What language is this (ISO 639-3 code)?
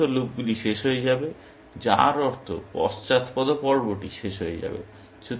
ben